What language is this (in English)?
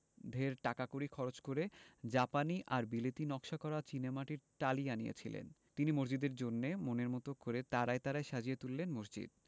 Bangla